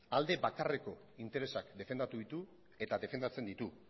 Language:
Basque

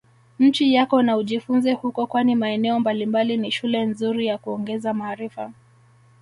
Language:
Swahili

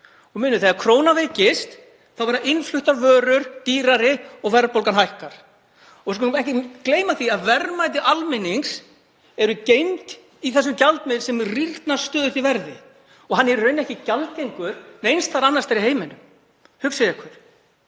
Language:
Icelandic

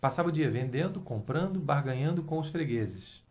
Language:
Portuguese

